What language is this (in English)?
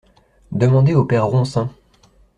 French